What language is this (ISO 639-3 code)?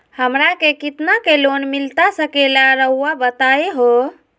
mag